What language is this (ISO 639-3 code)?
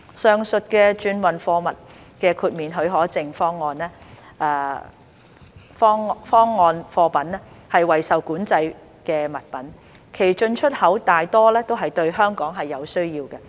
yue